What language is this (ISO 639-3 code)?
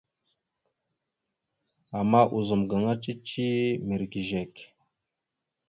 mxu